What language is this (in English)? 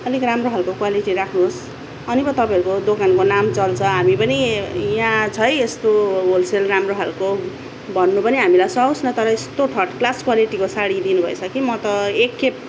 Nepali